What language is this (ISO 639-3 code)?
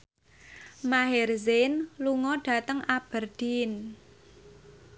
jav